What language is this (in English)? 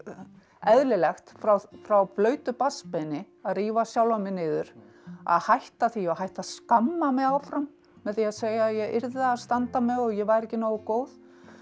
Icelandic